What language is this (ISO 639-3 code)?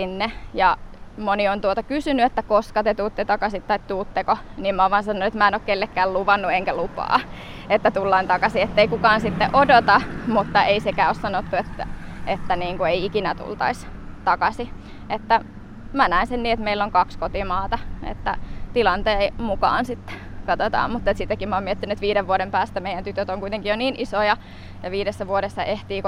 fin